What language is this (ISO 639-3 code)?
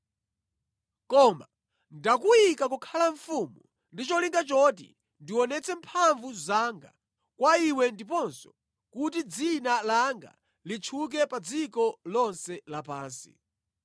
nya